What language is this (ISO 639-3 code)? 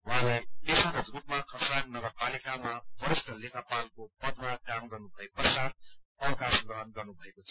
nep